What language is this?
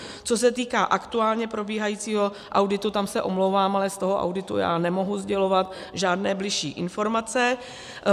Czech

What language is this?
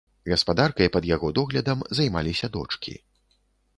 Belarusian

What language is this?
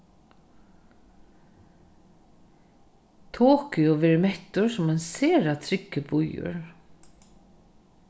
Faroese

